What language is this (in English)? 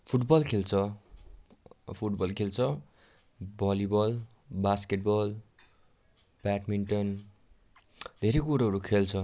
Nepali